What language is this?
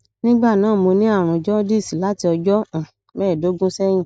Yoruba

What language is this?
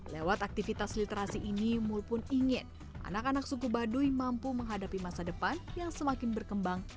Indonesian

